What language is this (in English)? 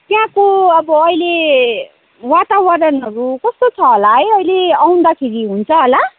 Nepali